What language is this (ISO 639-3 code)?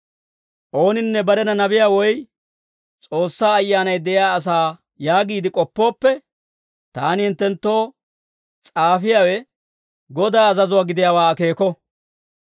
dwr